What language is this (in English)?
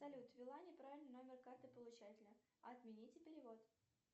Russian